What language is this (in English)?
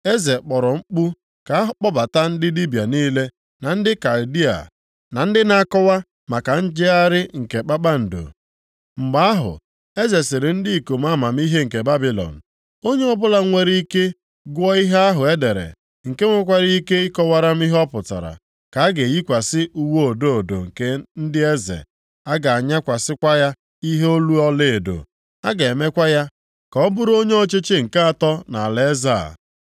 Igbo